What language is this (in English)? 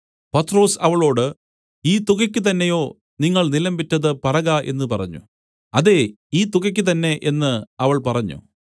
Malayalam